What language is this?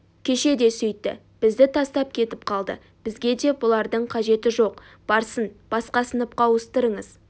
Kazakh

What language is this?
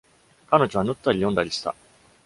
Japanese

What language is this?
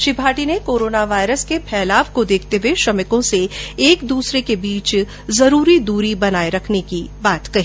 Hindi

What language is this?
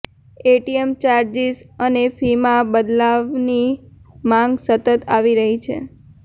Gujarati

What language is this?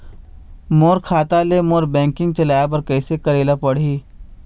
Chhattisgarhi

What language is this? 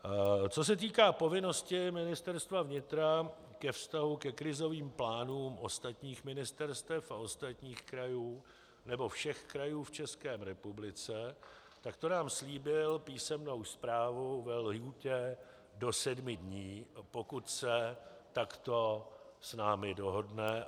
Czech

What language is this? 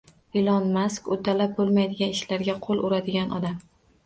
Uzbek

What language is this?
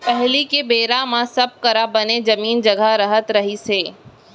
Chhattisgarhi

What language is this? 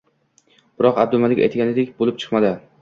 Uzbek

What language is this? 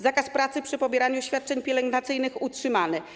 Polish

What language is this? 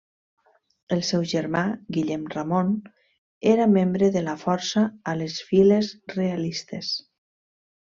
Catalan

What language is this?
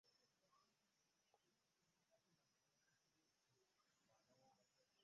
Ganda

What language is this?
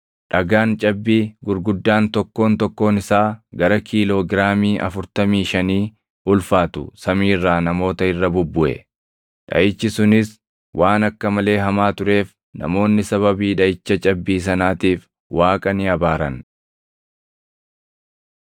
Oromo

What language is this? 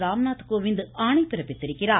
Tamil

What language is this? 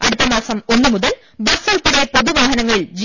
Malayalam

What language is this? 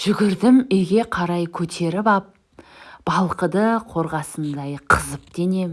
Turkish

